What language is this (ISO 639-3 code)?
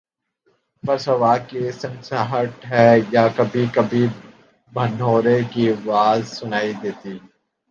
urd